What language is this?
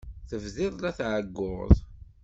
Kabyle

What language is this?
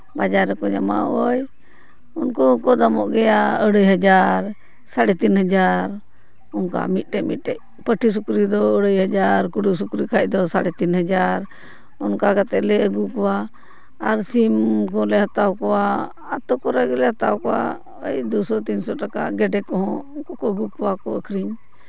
Santali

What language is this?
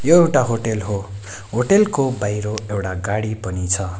Nepali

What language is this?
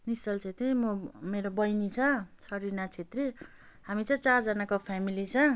Nepali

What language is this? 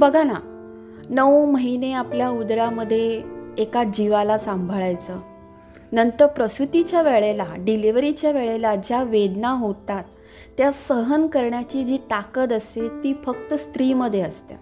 Marathi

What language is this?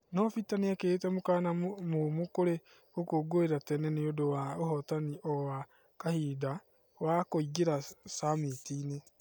Kikuyu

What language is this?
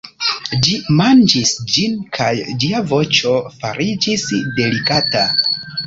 Esperanto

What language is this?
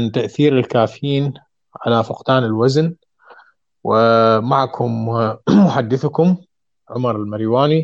Arabic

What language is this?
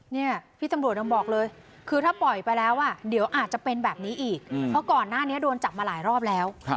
Thai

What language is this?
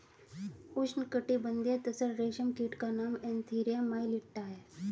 Hindi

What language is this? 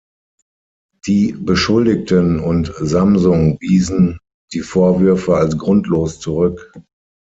German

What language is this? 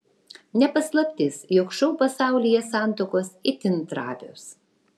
Lithuanian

